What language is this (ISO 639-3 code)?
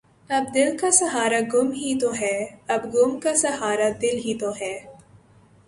urd